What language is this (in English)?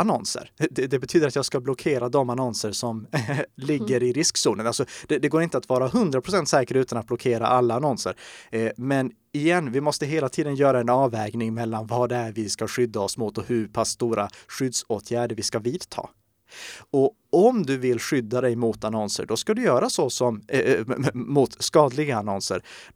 Swedish